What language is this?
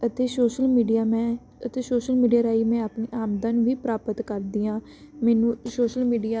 Punjabi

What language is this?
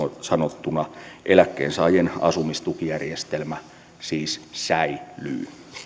Finnish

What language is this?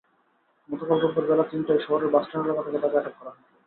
Bangla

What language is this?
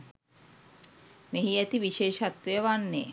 Sinhala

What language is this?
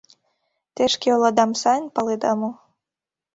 Mari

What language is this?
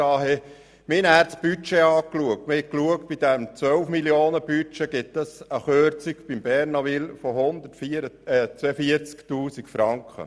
Swiss German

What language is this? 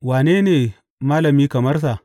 Hausa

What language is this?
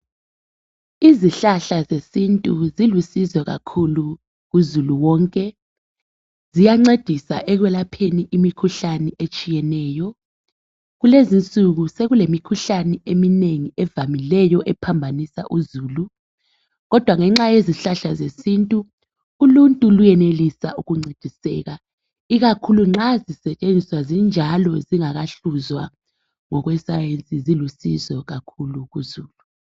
North Ndebele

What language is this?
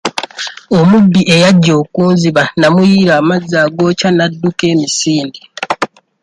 Ganda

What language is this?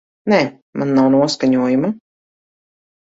Latvian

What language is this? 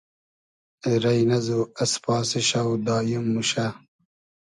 Hazaragi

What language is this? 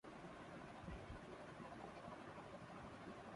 Urdu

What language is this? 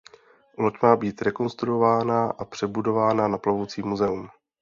Czech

